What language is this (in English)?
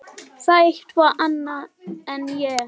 Icelandic